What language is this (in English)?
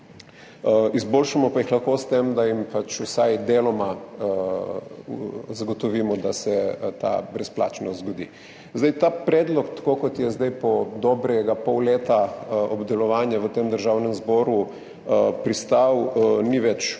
Slovenian